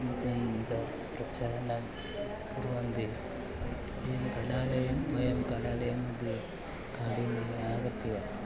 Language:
Sanskrit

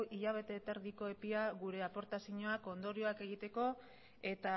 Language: Basque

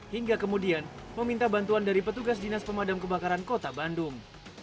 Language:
Indonesian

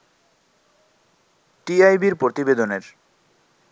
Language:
Bangla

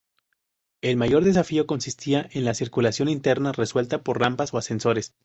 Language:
Spanish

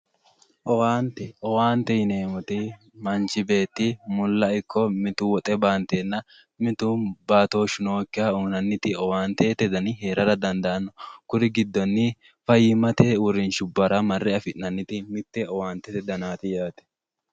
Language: Sidamo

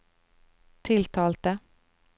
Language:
Norwegian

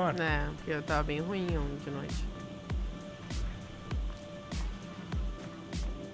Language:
Portuguese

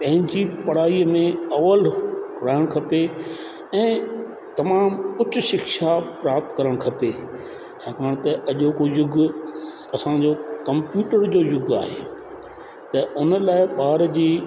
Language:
Sindhi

